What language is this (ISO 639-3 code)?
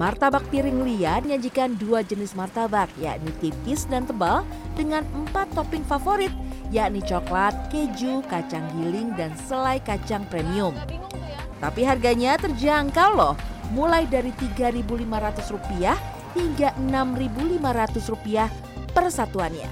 ind